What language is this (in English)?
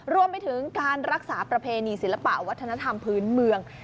Thai